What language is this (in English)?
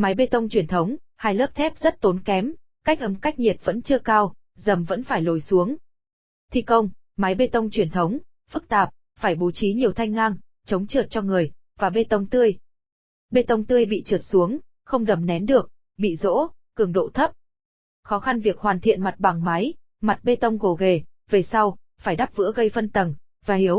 Vietnamese